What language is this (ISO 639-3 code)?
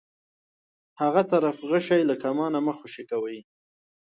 pus